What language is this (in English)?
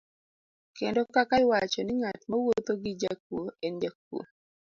Luo (Kenya and Tanzania)